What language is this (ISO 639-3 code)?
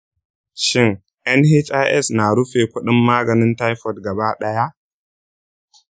hau